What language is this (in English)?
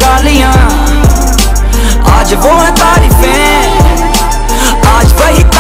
Hindi